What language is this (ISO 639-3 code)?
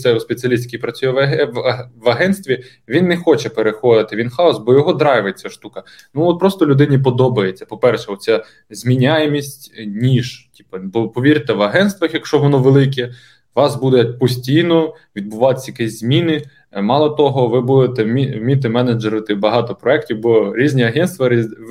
ukr